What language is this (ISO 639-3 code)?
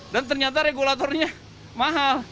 ind